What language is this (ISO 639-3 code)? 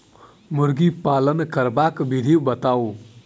mai